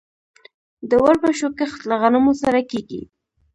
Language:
Pashto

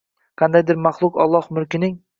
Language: Uzbek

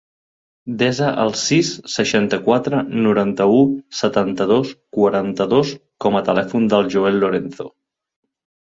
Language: Catalan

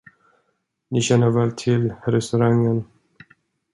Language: Swedish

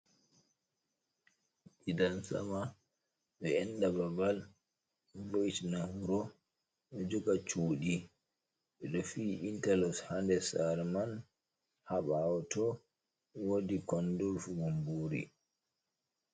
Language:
Fula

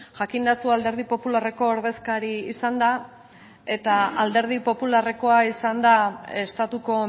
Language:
Basque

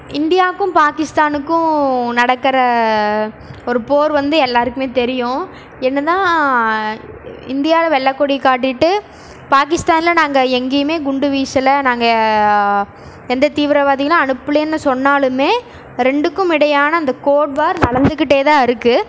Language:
Tamil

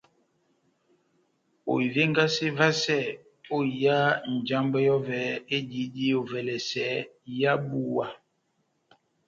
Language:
Batanga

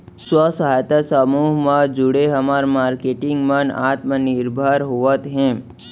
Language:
Chhattisgarhi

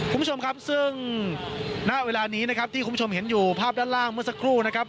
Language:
Thai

